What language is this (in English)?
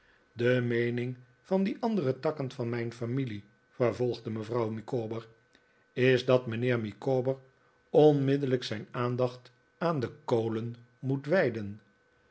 Dutch